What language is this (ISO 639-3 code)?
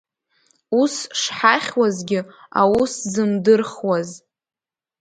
abk